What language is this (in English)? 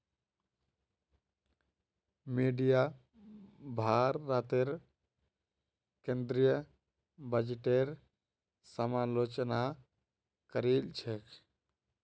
Magahi